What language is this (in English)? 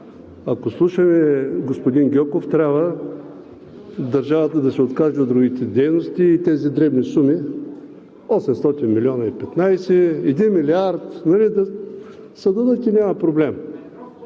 Bulgarian